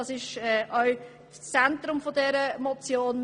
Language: Swiss German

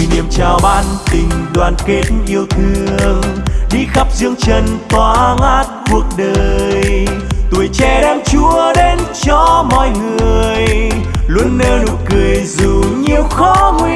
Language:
Vietnamese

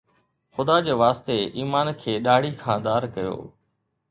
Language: Sindhi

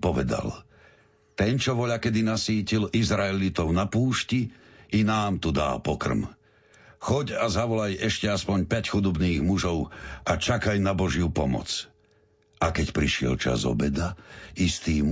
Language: Slovak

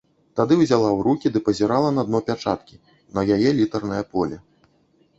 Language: Belarusian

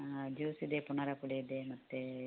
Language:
Kannada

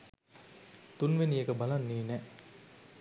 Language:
Sinhala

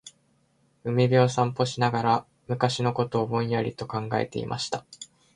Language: Japanese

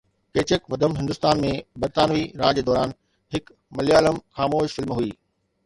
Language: Sindhi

